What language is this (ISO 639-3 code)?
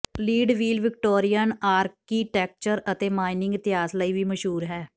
pan